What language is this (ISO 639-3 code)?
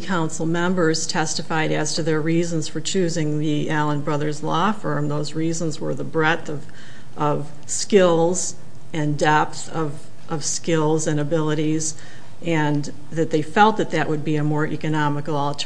eng